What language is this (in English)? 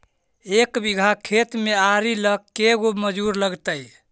Magahi